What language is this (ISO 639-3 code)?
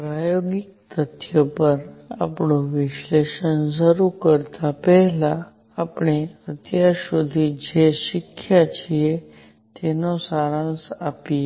guj